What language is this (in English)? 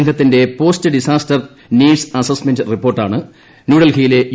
Malayalam